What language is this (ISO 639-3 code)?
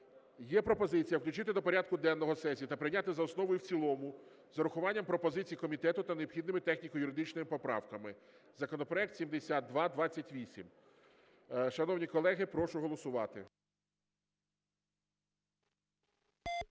ukr